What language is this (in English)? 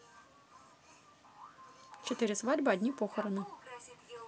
Russian